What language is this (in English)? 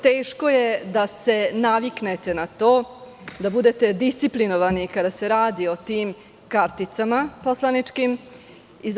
Serbian